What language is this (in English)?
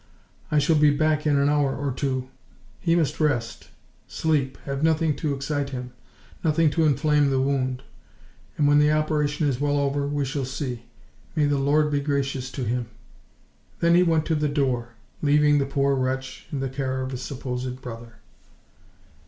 English